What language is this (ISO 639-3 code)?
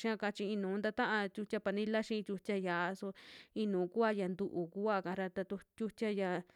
jmx